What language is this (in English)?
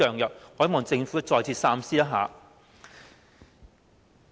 Cantonese